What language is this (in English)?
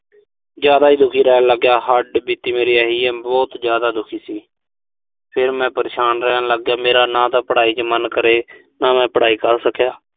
Punjabi